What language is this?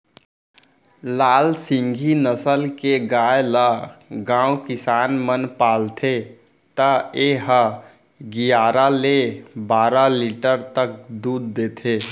Chhattisgarhi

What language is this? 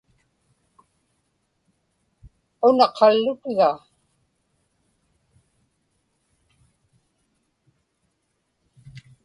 Inupiaq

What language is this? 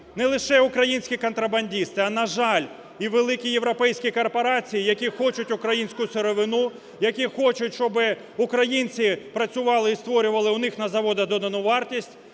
Ukrainian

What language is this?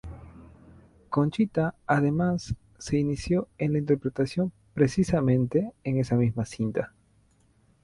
Spanish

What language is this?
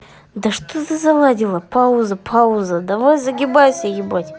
Russian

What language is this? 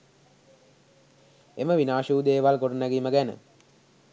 Sinhala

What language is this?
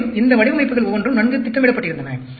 Tamil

